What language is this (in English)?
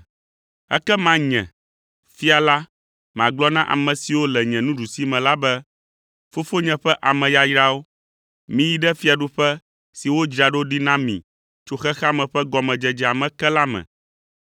Ewe